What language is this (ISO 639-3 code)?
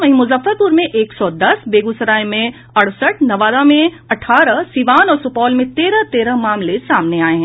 hin